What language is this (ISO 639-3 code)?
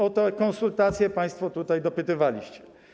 pol